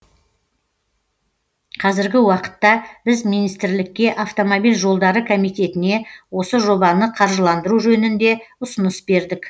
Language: Kazakh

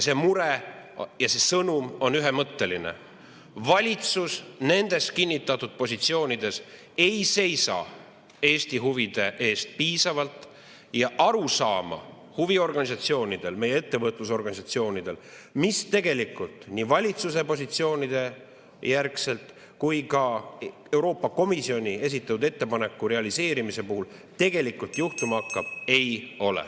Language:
Estonian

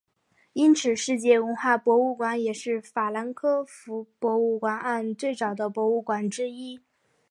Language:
Chinese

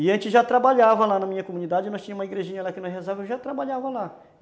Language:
Portuguese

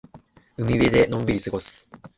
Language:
Japanese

